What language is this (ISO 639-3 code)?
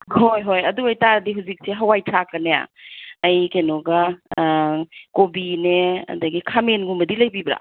mni